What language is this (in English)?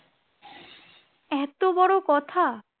Bangla